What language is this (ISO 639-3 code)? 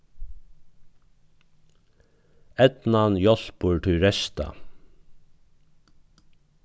fao